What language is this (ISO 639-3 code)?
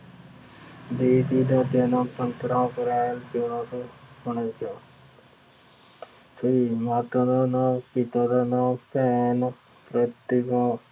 pan